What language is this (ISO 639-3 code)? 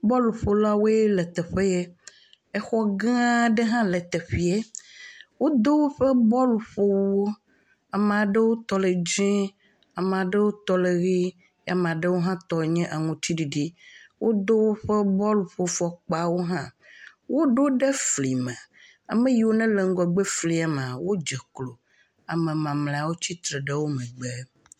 ewe